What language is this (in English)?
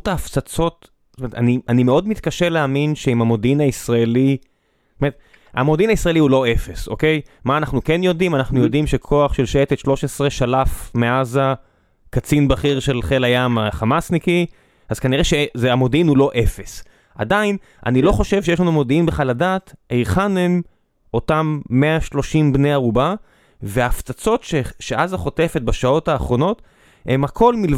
Hebrew